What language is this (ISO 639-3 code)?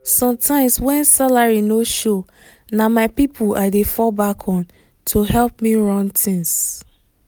pcm